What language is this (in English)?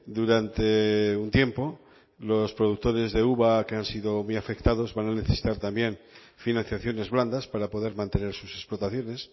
Spanish